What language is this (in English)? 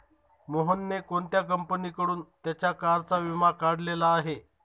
Marathi